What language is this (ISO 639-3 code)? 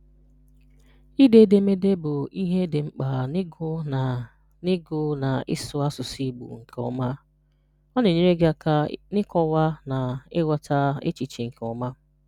ibo